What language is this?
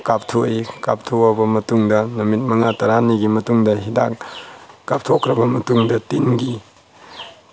Manipuri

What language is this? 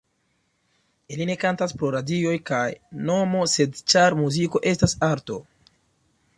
Esperanto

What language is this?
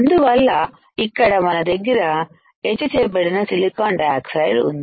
Telugu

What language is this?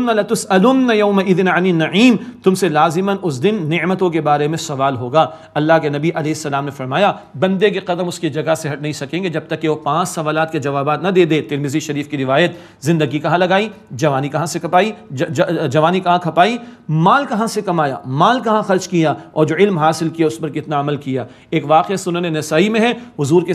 Arabic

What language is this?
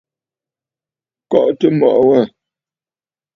Bafut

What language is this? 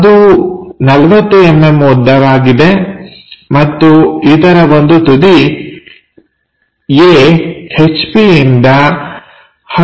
Kannada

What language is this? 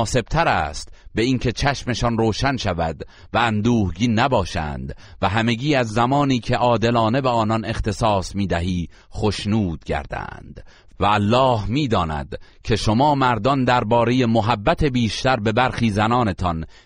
Persian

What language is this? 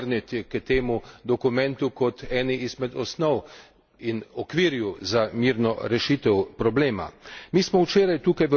Slovenian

